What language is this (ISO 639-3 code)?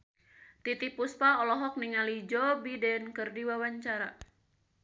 sun